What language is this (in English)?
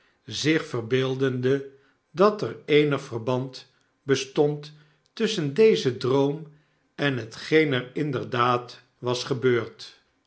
Dutch